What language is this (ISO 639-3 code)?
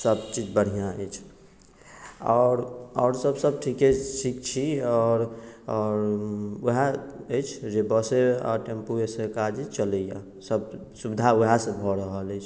mai